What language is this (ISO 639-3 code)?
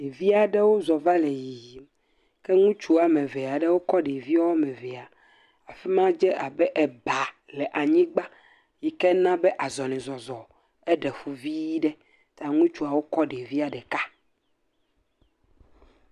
ewe